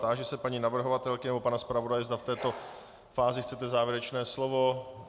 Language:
Czech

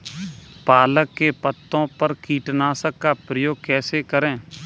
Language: Hindi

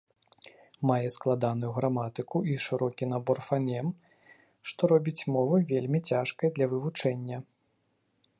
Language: Belarusian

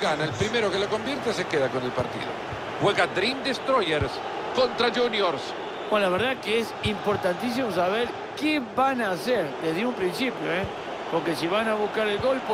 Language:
Spanish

